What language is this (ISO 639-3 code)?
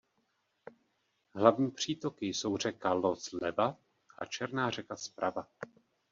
ces